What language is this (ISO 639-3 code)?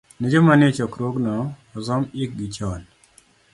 luo